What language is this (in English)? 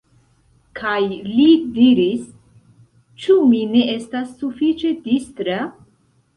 Esperanto